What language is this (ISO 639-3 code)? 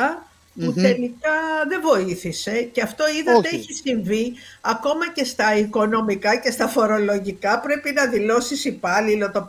ell